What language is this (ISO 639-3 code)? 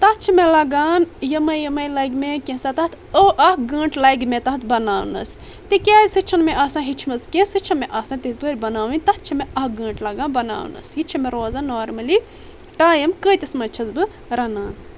kas